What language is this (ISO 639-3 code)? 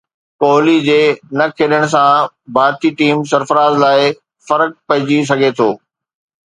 snd